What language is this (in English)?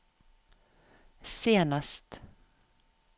Norwegian